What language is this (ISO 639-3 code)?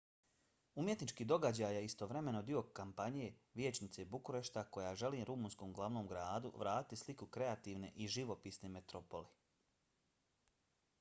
bos